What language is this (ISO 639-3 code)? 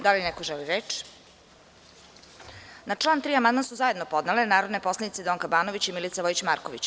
srp